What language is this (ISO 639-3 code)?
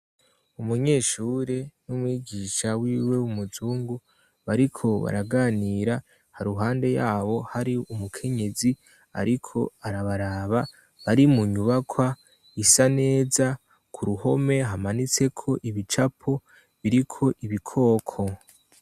run